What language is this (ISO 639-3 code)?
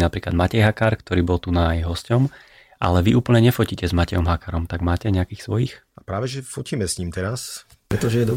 slk